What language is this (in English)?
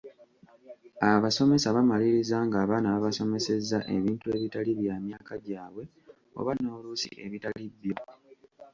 Ganda